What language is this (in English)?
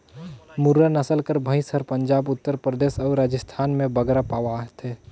Chhattisgarhi